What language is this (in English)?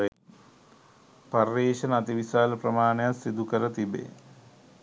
Sinhala